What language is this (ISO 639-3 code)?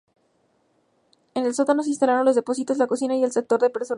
spa